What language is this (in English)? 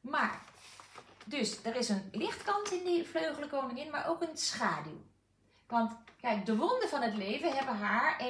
Dutch